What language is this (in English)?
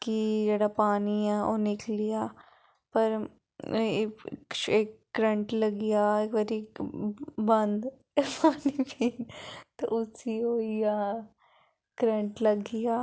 Dogri